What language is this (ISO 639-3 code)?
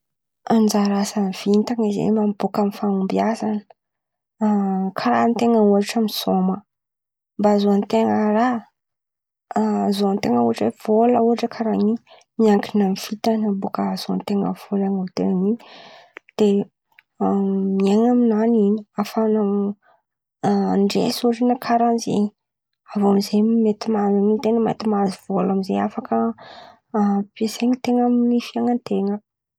xmv